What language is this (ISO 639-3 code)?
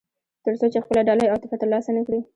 pus